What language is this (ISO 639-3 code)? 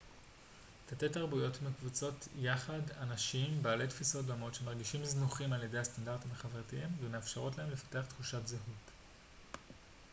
heb